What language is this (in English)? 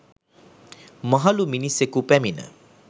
Sinhala